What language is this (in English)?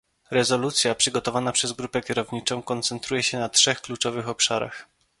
Polish